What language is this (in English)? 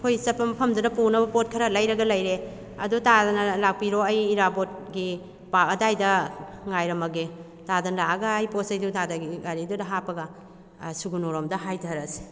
Manipuri